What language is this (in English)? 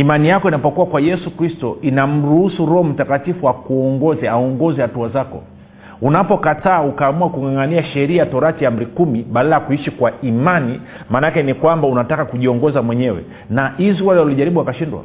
Swahili